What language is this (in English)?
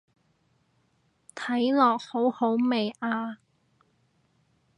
Cantonese